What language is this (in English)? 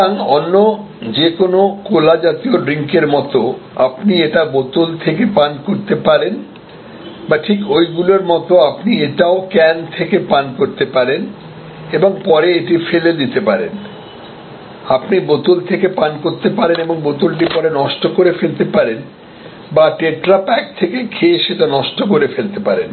Bangla